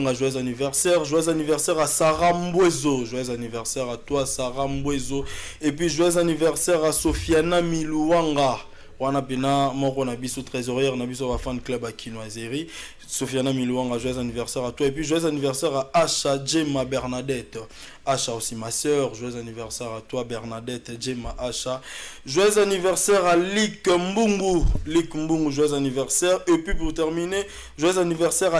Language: French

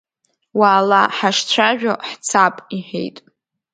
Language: Abkhazian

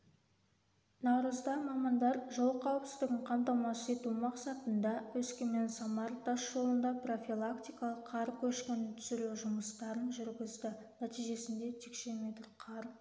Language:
Kazakh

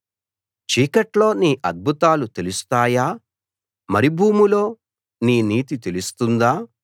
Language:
Telugu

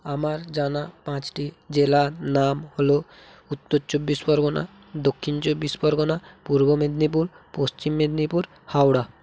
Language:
Bangla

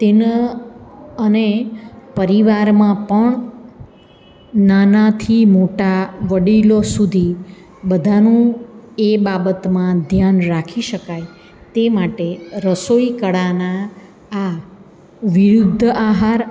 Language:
Gujarati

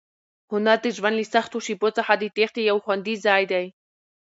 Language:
Pashto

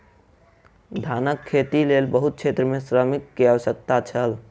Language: Maithili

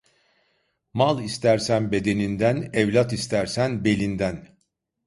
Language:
Turkish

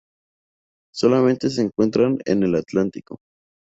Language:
Spanish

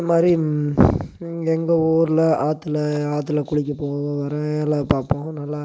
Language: Tamil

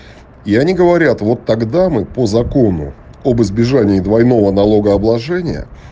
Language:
Russian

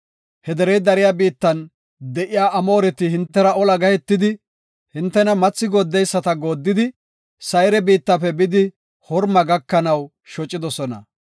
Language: Gofa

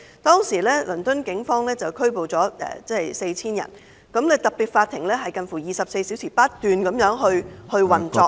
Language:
Cantonese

